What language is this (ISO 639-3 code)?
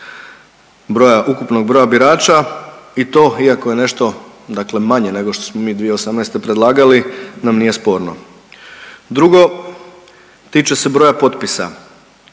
hrv